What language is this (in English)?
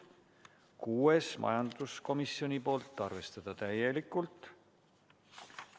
Estonian